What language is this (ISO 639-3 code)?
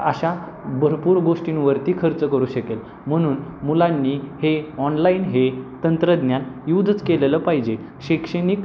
mar